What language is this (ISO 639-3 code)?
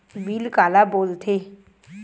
hne